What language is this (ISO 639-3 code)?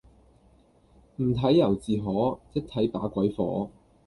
yue